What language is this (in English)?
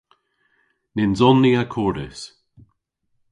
Cornish